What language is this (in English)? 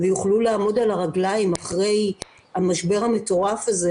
Hebrew